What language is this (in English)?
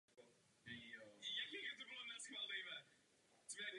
Czech